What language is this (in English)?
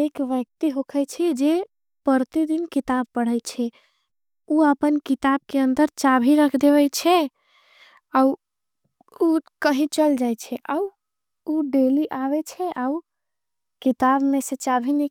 Angika